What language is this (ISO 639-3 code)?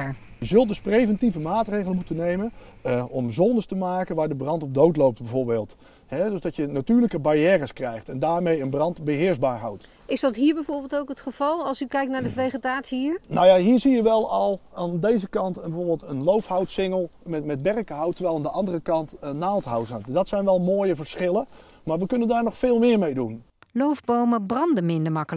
nld